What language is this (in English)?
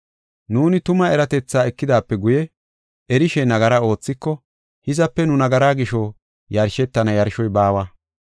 Gofa